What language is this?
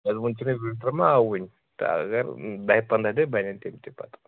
Kashmiri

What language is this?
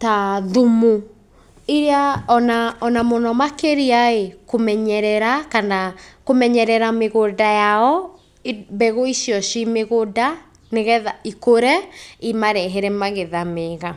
Kikuyu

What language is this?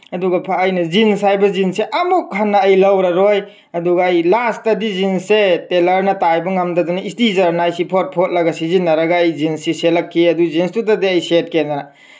Manipuri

